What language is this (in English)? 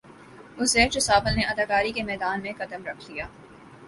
Urdu